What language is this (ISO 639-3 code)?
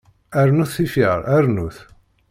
kab